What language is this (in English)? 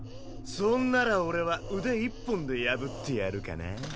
Japanese